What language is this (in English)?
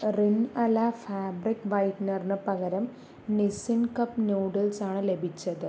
Malayalam